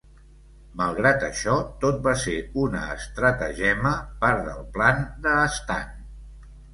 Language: Catalan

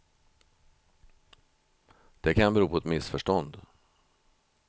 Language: Swedish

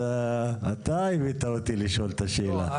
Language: Hebrew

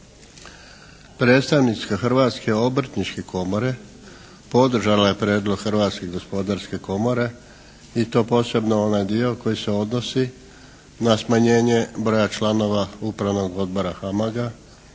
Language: Croatian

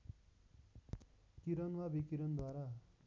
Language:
Nepali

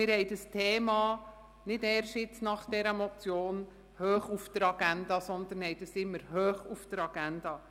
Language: Swiss German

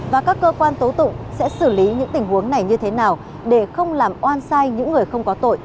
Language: Vietnamese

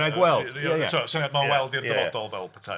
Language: Welsh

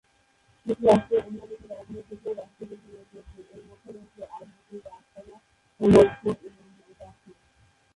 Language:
Bangla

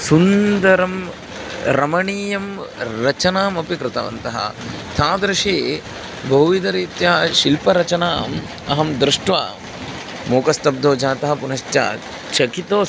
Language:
Sanskrit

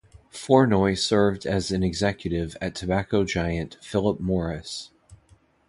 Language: English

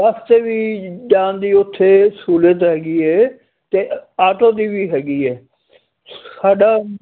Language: Punjabi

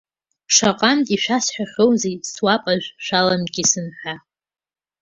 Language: Abkhazian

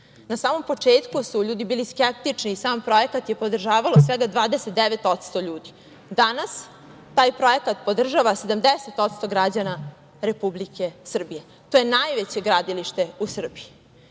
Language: Serbian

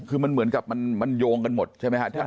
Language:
Thai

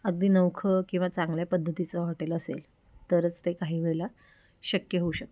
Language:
Marathi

